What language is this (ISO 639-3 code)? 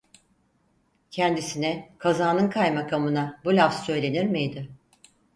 tur